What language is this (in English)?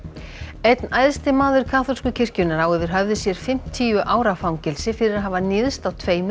Icelandic